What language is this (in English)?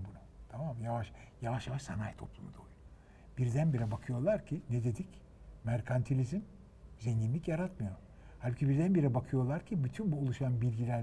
Turkish